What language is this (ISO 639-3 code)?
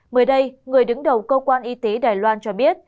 vie